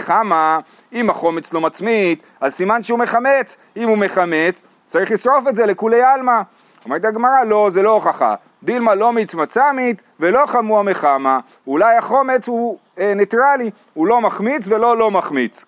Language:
Hebrew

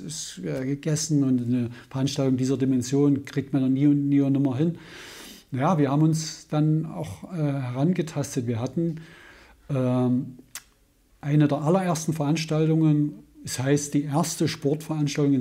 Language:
German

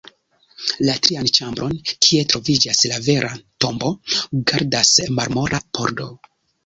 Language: Esperanto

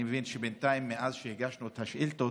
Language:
Hebrew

